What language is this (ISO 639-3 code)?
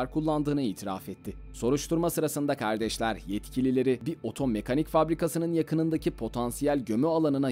tur